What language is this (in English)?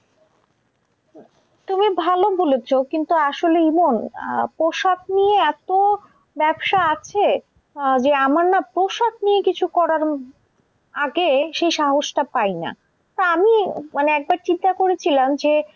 Bangla